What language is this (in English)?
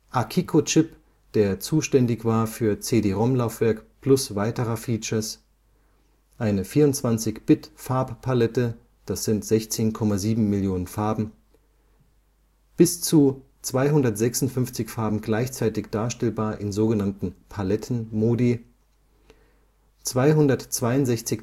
German